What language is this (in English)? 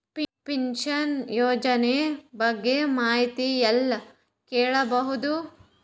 Kannada